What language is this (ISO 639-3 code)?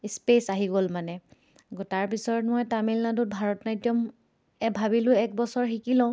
asm